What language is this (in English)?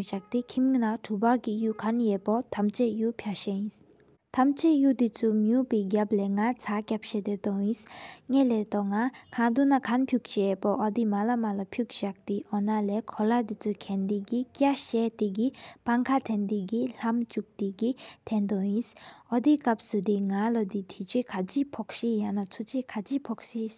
Sikkimese